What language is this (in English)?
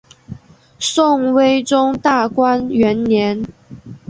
Chinese